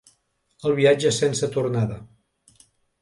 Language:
Catalan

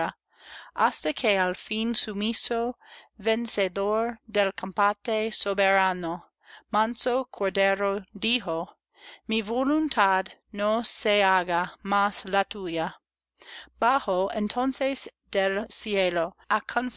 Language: Spanish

